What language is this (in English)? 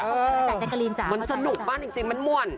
Thai